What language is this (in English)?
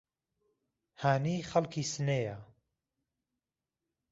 Central Kurdish